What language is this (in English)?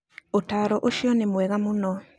Kikuyu